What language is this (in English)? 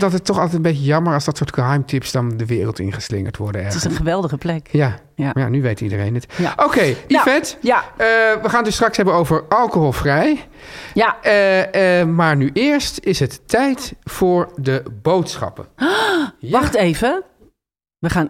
Dutch